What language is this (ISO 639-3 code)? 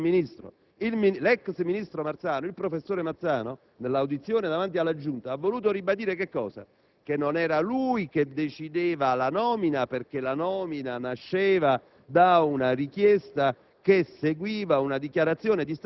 ita